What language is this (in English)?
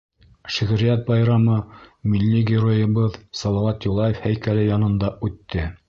Bashkir